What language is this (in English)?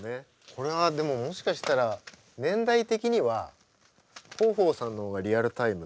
Japanese